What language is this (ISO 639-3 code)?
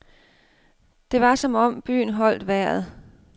dan